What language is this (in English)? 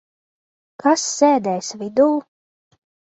Latvian